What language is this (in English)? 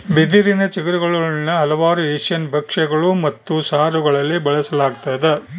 Kannada